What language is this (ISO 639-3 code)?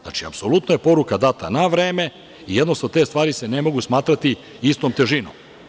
srp